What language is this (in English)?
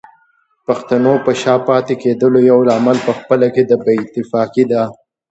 Pashto